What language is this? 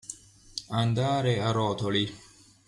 Italian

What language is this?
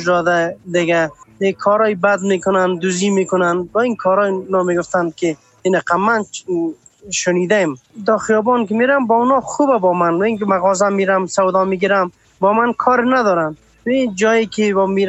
Persian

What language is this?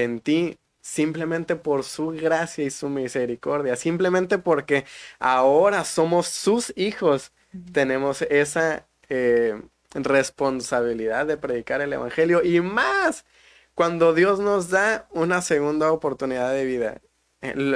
Spanish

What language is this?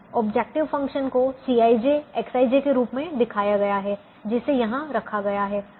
Hindi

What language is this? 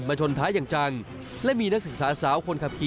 Thai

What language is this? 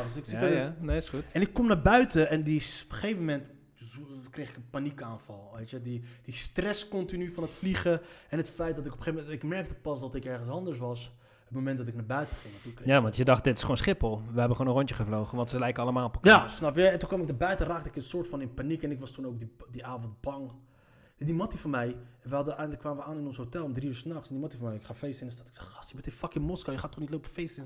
Dutch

